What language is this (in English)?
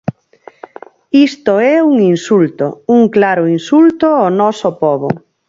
Galician